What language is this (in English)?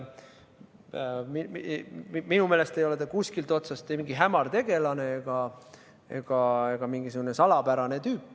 Estonian